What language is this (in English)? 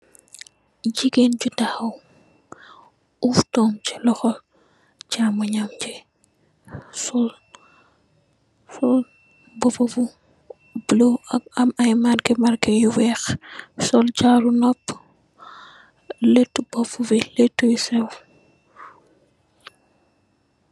Wolof